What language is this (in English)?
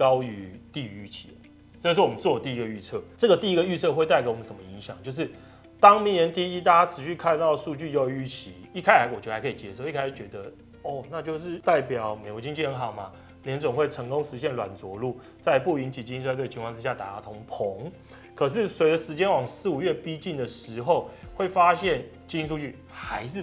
Chinese